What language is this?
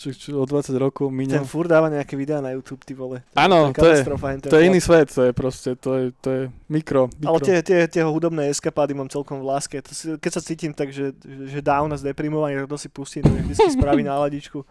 Slovak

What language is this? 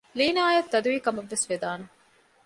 Divehi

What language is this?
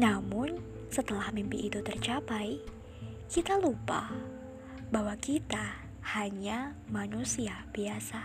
Indonesian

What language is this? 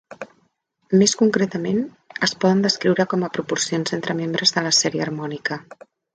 Catalan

